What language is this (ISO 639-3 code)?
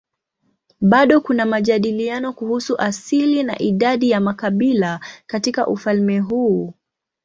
swa